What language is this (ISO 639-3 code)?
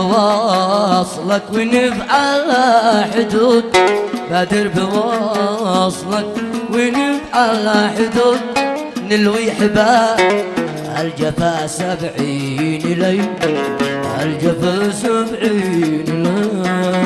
ara